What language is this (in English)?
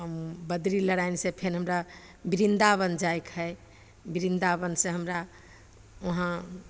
Maithili